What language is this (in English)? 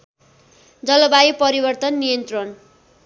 Nepali